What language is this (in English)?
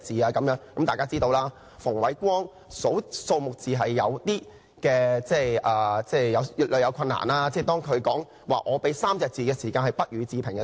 Cantonese